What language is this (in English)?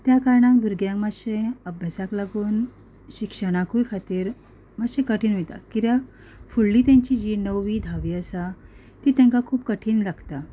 Konkani